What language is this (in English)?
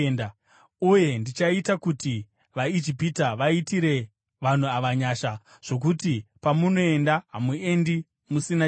Shona